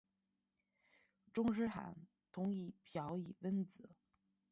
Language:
Chinese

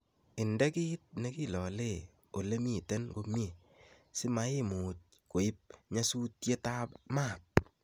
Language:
Kalenjin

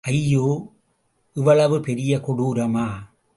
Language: Tamil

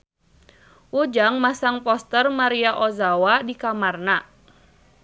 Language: Sundanese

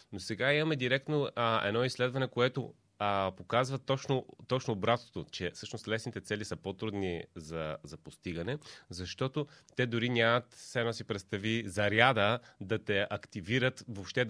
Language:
Bulgarian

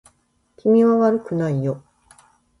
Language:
Japanese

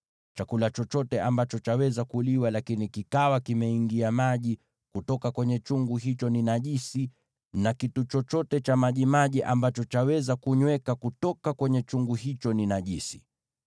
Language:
Swahili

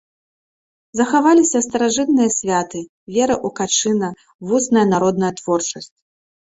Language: Belarusian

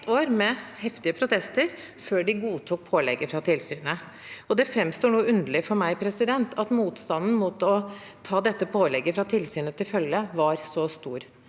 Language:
Norwegian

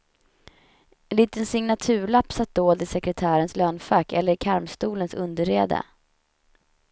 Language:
Swedish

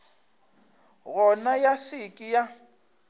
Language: Northern Sotho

